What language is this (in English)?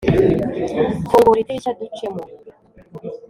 Kinyarwanda